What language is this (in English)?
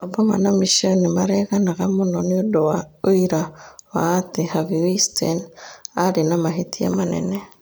Kikuyu